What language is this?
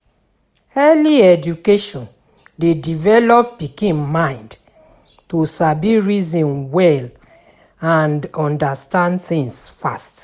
Nigerian Pidgin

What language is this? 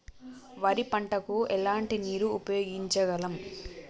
Telugu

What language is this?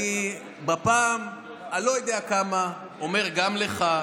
Hebrew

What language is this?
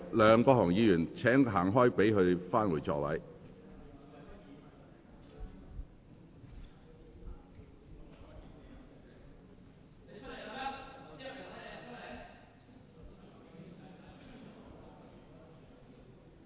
Cantonese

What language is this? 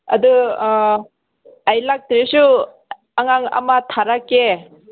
Manipuri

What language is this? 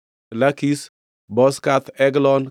Luo (Kenya and Tanzania)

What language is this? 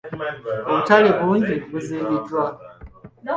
Ganda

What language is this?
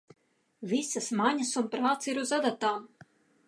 Latvian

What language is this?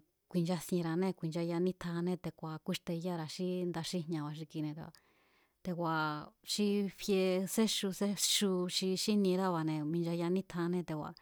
Mazatlán Mazatec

